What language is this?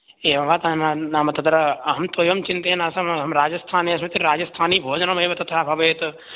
Sanskrit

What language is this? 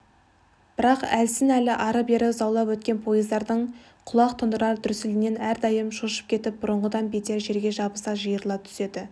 Kazakh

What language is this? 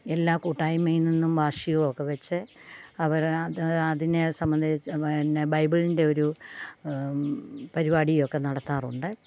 Malayalam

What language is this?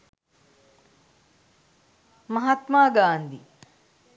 Sinhala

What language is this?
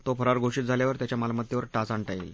Marathi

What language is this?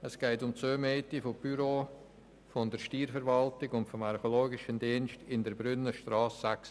Swiss German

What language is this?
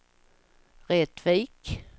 Swedish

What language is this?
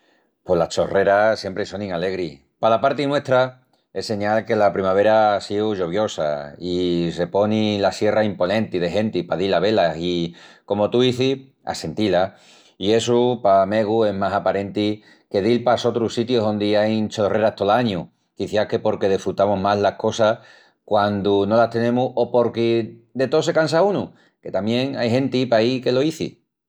Extremaduran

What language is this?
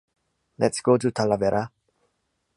English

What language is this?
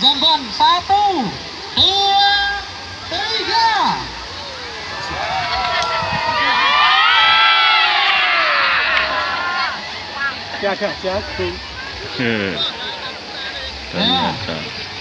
Indonesian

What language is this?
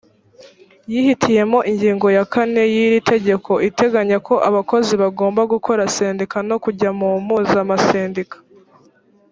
Kinyarwanda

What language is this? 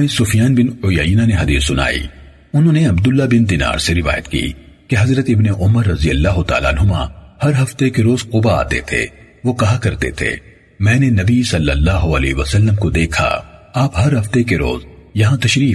Urdu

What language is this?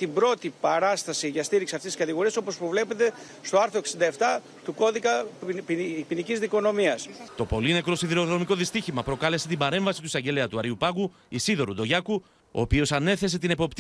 Greek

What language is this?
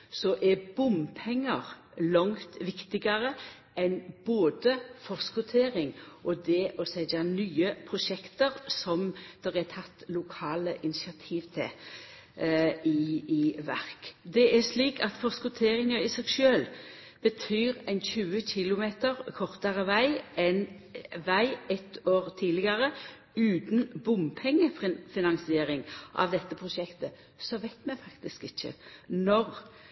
Norwegian Nynorsk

